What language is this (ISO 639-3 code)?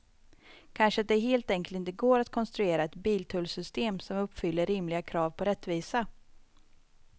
swe